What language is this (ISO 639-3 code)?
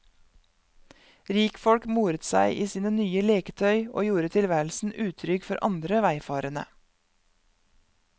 nor